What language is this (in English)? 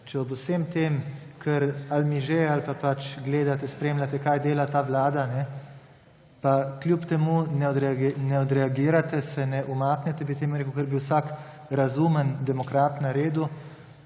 Slovenian